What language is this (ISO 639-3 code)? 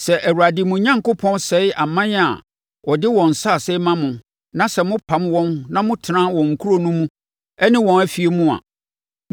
aka